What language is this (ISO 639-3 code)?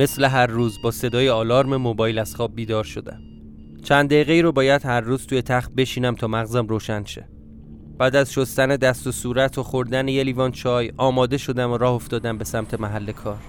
fas